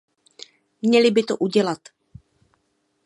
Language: Czech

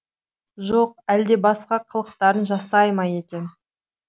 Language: Kazakh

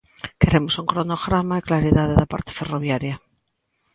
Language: Galician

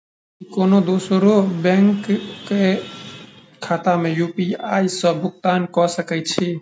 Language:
Maithili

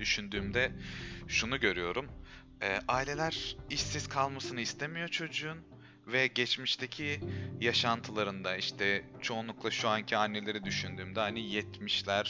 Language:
Turkish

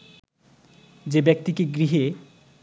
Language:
Bangla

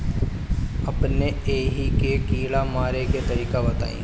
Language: Bhojpuri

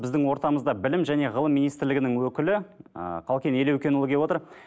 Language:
Kazakh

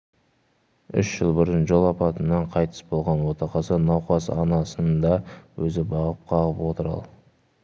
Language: Kazakh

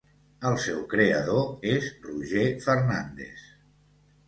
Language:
Catalan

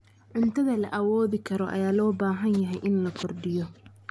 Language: Somali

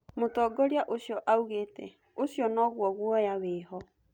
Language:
Kikuyu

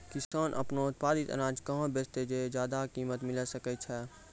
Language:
Maithili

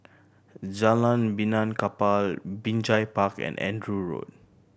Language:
English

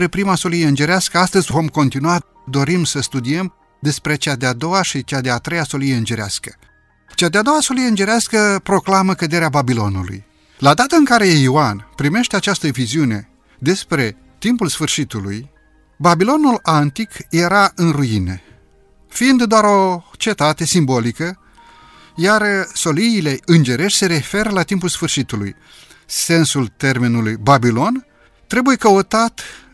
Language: Romanian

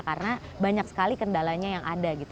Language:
Indonesian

